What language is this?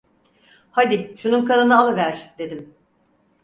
Turkish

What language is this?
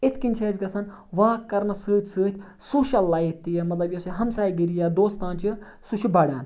Kashmiri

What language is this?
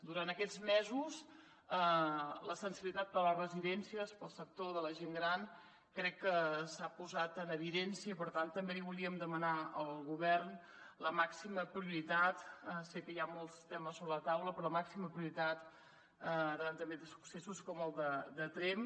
Catalan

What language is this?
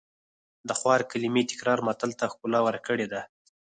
Pashto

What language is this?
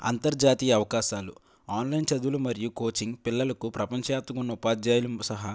Telugu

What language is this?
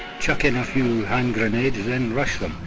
English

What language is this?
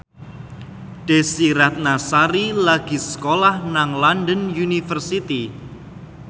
Javanese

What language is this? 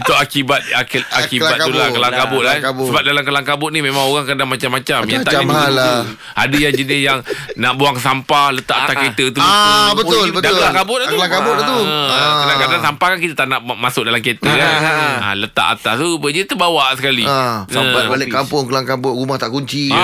Malay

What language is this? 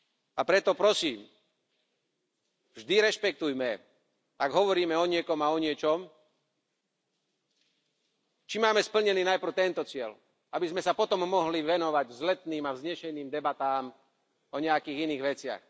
Slovak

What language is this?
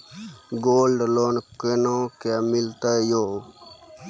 Maithili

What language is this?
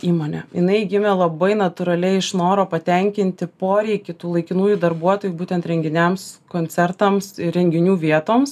Lithuanian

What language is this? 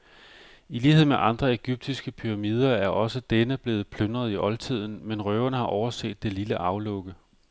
Danish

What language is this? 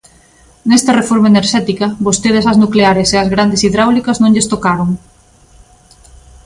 Galician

